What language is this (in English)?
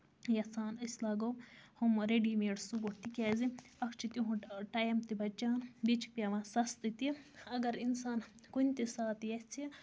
Kashmiri